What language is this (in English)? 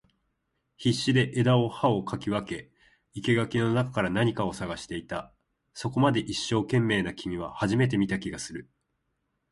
Japanese